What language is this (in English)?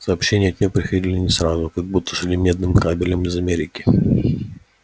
Russian